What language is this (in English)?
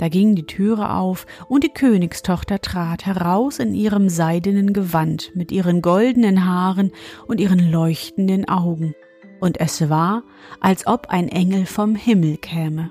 German